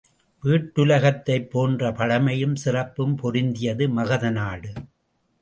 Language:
Tamil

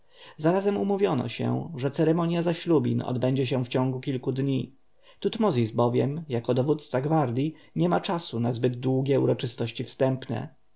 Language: Polish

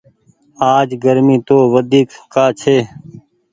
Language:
Goaria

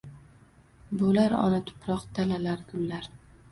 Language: Uzbek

